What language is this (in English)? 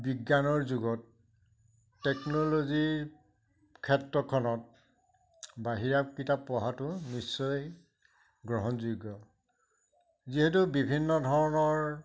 Assamese